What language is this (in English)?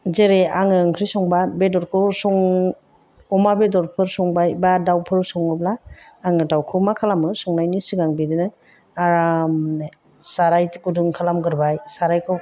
Bodo